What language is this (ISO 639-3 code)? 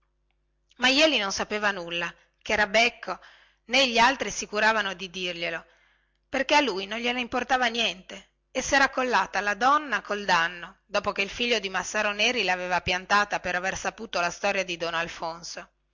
ita